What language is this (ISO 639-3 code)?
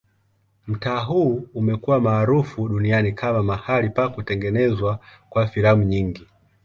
swa